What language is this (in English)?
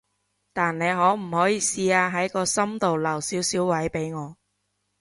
Cantonese